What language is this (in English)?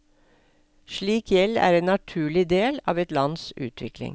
Norwegian